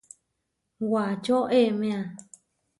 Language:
Huarijio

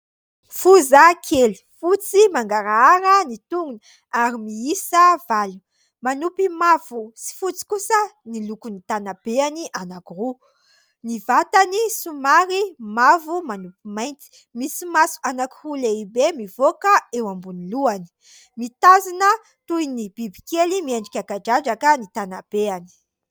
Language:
Malagasy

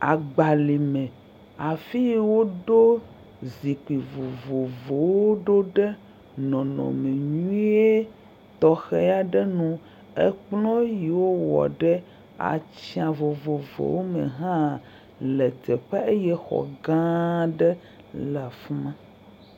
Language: Ewe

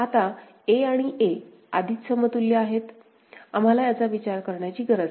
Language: Marathi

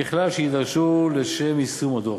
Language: Hebrew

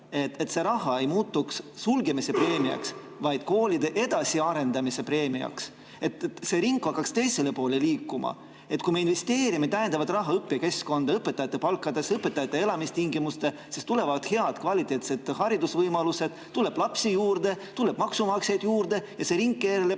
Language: Estonian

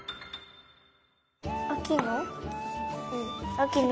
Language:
Japanese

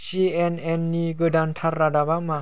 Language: Bodo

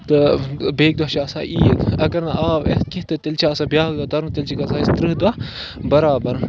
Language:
Kashmiri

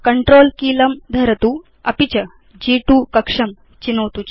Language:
Sanskrit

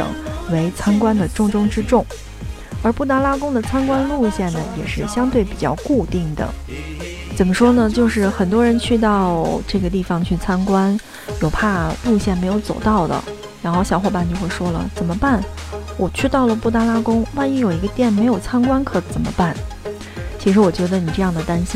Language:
Chinese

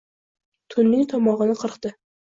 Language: Uzbek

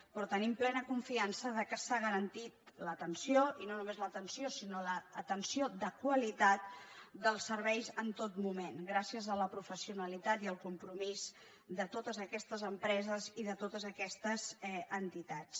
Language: Catalan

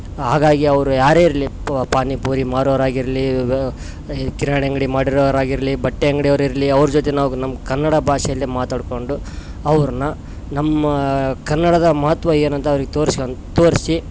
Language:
Kannada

